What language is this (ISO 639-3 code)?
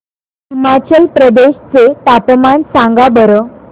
mar